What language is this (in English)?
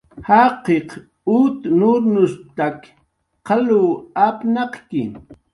Jaqaru